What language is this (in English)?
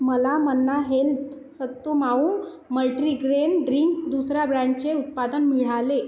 Marathi